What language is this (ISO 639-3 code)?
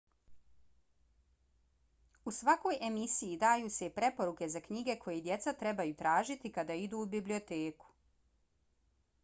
bos